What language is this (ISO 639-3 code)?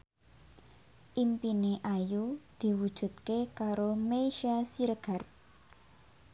jav